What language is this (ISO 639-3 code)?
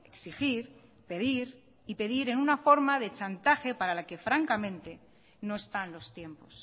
spa